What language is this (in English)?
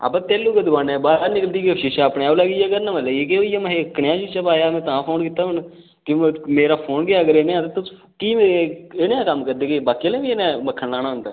Dogri